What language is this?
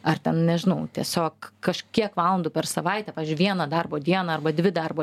Lithuanian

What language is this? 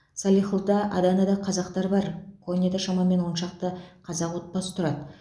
Kazakh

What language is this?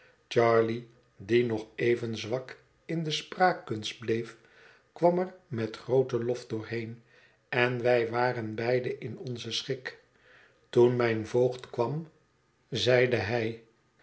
Dutch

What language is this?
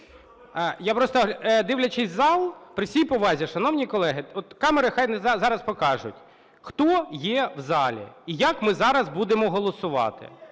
Ukrainian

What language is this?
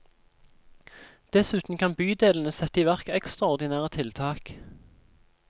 Norwegian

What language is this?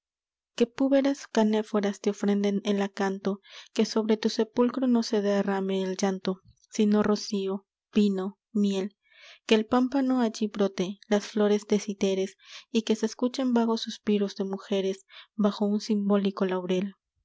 Spanish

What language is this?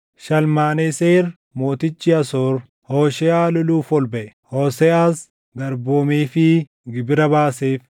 Oromo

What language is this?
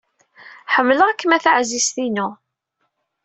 Kabyle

